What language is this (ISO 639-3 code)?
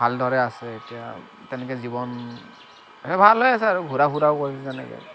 asm